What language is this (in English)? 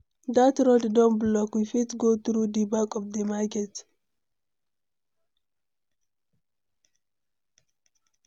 Nigerian Pidgin